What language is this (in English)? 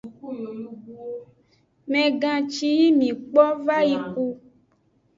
Aja (Benin)